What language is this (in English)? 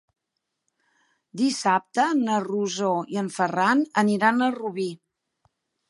Catalan